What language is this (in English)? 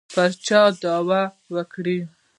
Pashto